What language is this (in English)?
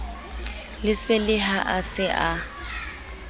Southern Sotho